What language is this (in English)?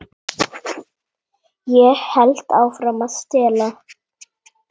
Icelandic